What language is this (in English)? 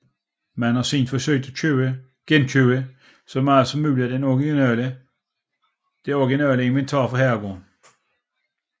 Danish